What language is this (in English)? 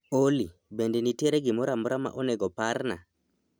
Luo (Kenya and Tanzania)